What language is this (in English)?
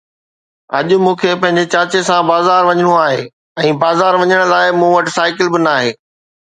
Sindhi